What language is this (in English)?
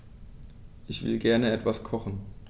German